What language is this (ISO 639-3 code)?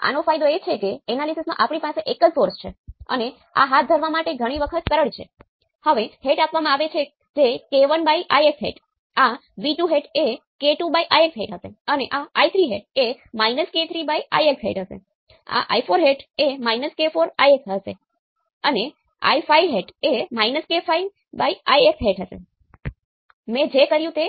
guj